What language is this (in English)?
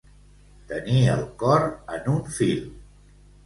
Catalan